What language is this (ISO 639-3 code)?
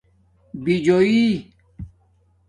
dmk